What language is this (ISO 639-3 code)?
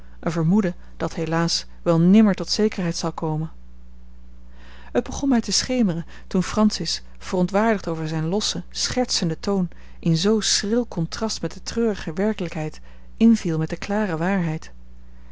nld